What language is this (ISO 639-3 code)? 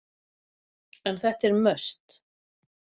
isl